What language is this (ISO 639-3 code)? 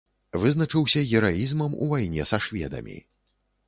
bel